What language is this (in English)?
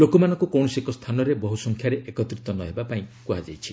Odia